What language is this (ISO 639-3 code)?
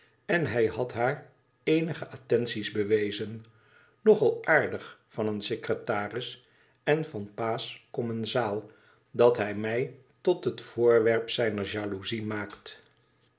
nld